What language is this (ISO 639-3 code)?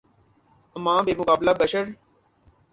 urd